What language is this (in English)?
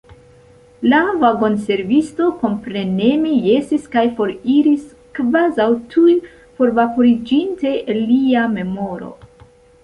Esperanto